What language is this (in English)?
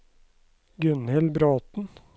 Norwegian